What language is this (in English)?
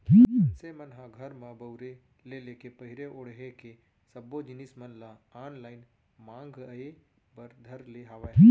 Chhattisgarhi